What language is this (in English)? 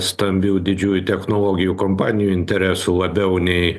Lithuanian